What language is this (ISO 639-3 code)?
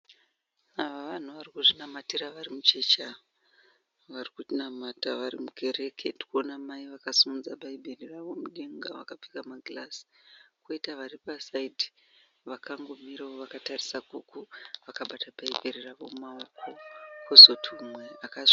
sna